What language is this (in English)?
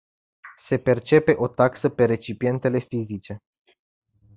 Romanian